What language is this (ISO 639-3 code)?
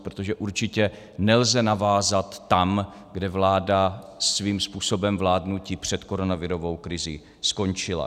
ces